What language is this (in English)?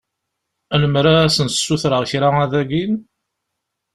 Kabyle